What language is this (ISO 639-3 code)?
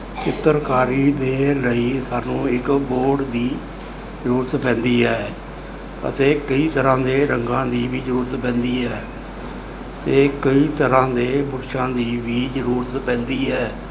pan